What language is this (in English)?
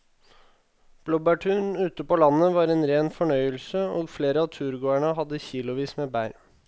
Norwegian